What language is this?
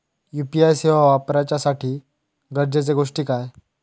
Marathi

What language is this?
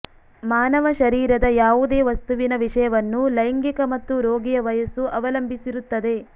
Kannada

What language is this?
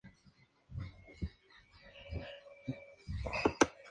Spanish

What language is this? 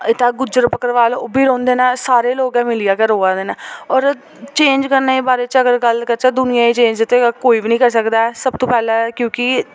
Dogri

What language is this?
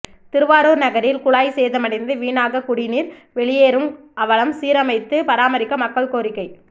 Tamil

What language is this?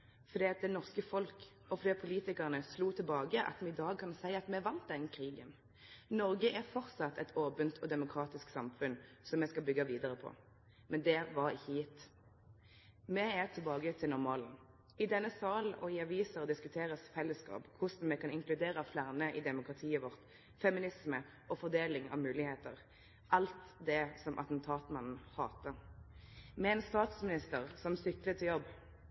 Norwegian Nynorsk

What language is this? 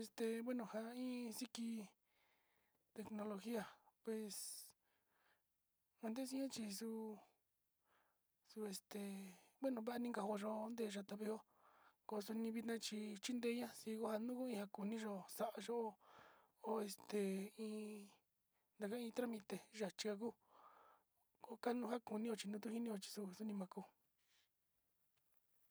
Sinicahua Mixtec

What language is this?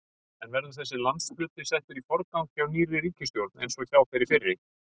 Icelandic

